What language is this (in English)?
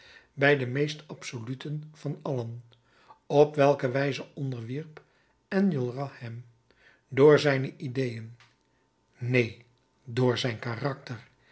Dutch